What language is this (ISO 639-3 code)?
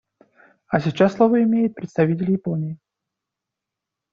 rus